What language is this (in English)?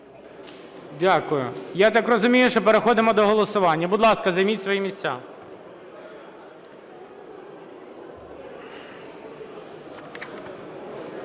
Ukrainian